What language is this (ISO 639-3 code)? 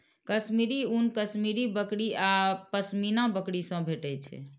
mai